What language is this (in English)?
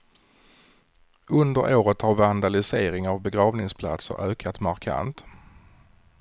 Swedish